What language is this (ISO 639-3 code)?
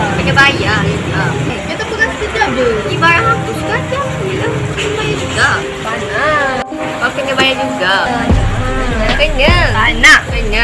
msa